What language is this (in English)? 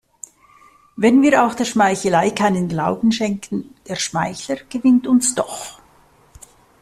German